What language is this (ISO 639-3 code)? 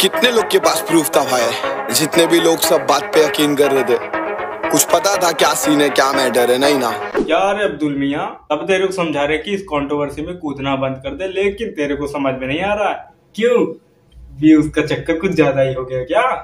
hin